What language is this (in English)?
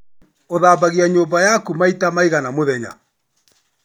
Kikuyu